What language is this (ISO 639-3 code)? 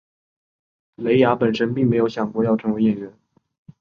zho